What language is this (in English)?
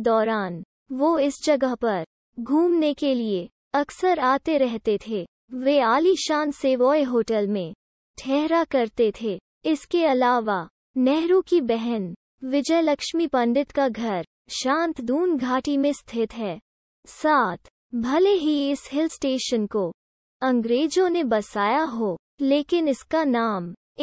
Hindi